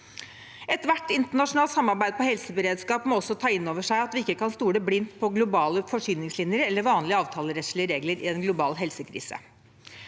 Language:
Norwegian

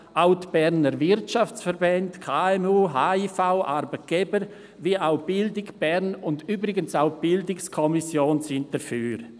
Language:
Swiss German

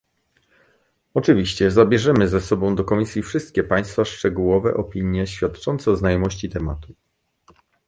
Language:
Polish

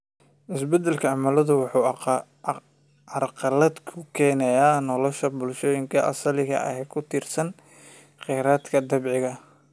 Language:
Somali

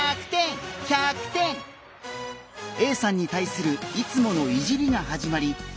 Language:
Japanese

